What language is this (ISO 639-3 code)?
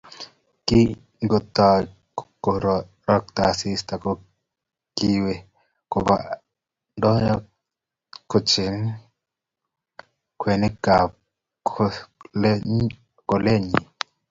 kln